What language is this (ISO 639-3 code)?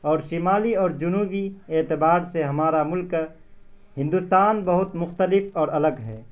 urd